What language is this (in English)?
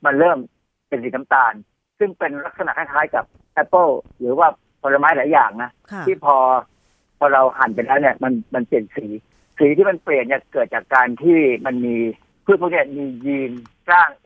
Thai